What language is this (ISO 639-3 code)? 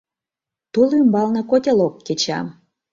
chm